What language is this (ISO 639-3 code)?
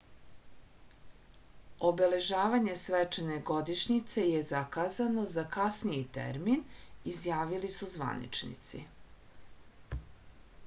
srp